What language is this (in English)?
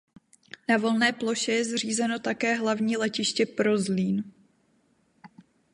Czech